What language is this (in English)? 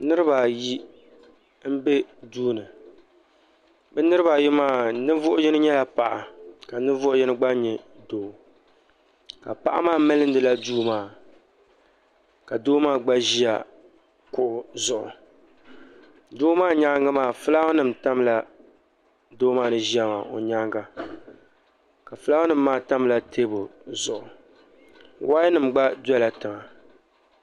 Dagbani